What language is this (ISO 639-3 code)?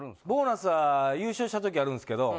jpn